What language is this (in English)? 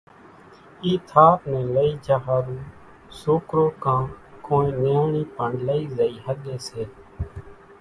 Kachi Koli